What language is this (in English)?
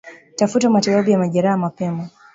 Swahili